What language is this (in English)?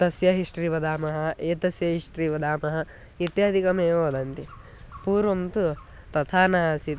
Sanskrit